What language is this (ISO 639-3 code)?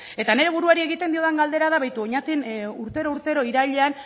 eus